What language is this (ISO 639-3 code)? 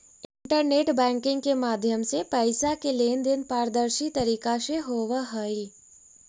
mag